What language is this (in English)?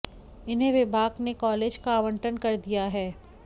Hindi